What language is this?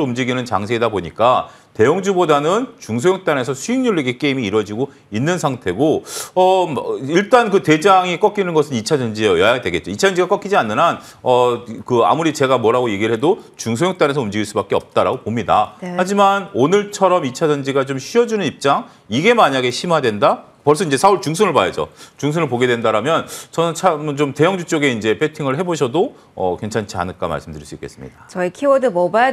Korean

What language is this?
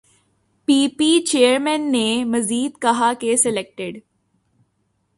Urdu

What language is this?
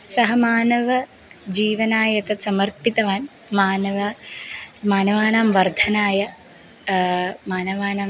Sanskrit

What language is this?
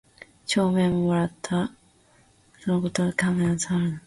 Japanese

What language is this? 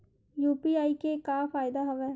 Chhattisgarhi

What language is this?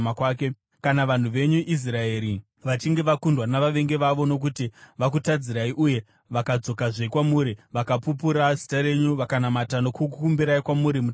Shona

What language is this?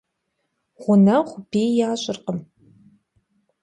Kabardian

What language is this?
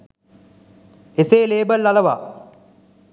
Sinhala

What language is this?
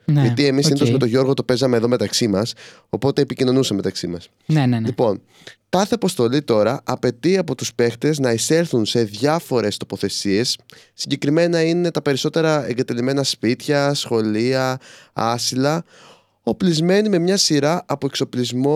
Greek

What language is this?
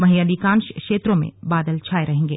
Hindi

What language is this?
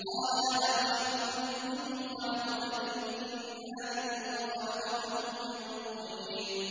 Arabic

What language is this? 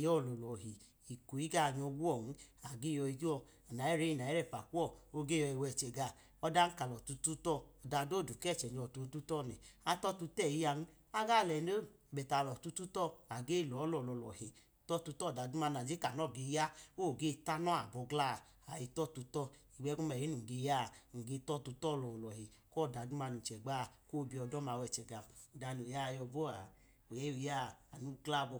Idoma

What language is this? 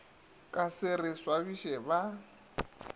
Northern Sotho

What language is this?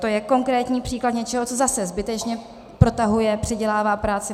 Czech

